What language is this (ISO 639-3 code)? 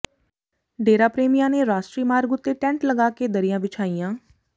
pan